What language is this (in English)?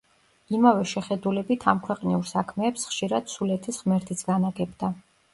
Georgian